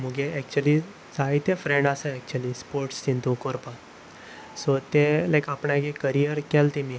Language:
Konkani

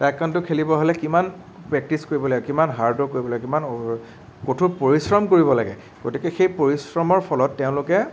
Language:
Assamese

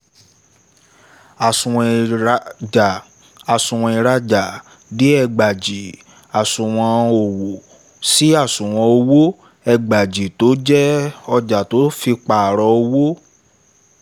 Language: Yoruba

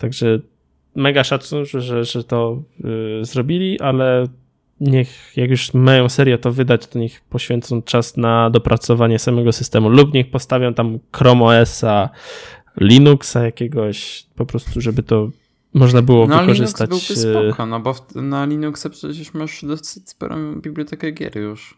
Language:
Polish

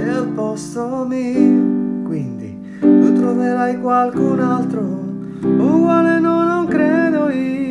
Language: Italian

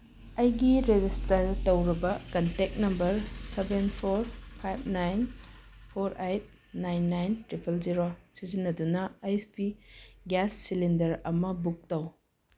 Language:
Manipuri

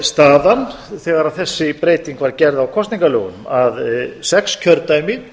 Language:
Icelandic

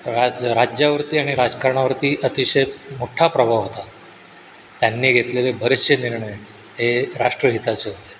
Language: Marathi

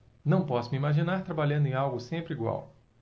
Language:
Portuguese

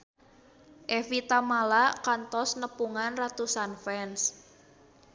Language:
Sundanese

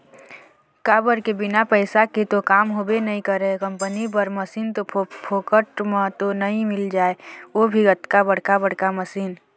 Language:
Chhattisgarhi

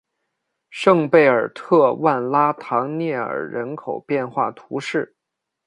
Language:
Chinese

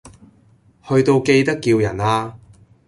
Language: Cantonese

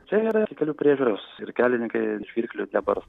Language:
Lithuanian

